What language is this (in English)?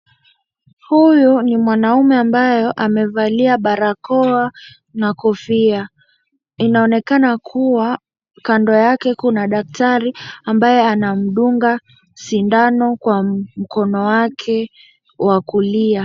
Swahili